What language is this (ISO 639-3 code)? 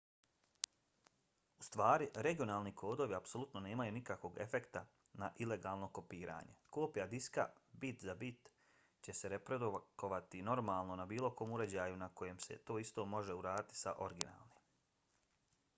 bos